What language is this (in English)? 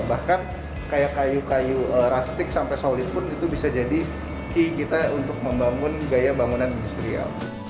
Indonesian